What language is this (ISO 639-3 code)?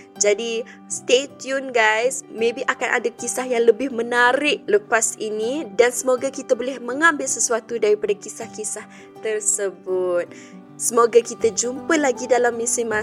msa